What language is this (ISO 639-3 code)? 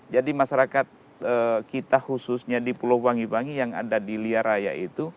ind